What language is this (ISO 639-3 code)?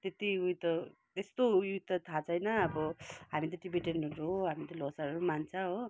nep